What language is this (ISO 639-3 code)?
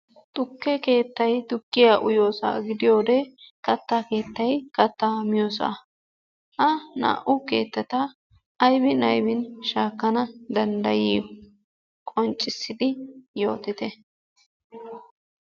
wal